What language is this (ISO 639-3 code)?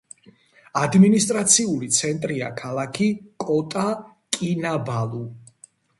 kat